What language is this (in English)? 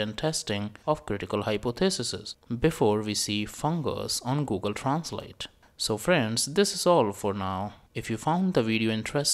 English